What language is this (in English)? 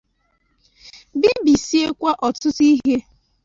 Igbo